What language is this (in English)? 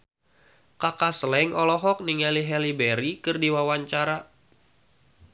Sundanese